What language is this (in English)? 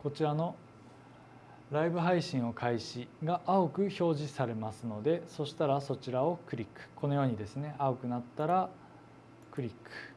Japanese